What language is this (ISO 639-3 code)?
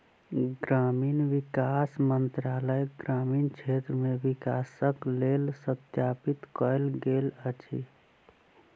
mai